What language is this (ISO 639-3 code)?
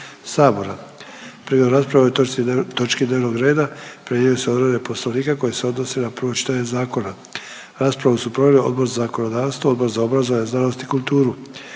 hrv